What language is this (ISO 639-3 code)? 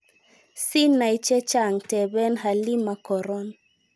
kln